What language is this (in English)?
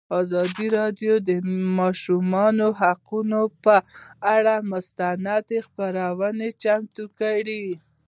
Pashto